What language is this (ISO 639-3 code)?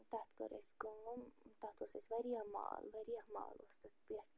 kas